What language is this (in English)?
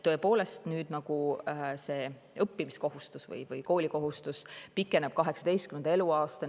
Estonian